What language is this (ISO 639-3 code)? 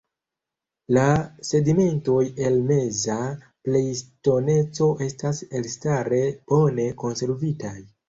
epo